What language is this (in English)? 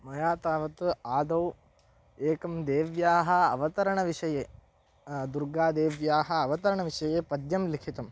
Sanskrit